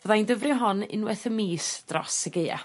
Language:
Welsh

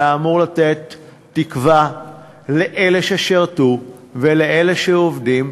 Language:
Hebrew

